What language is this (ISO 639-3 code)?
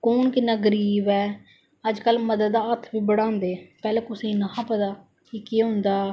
doi